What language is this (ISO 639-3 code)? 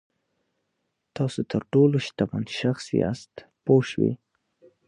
pus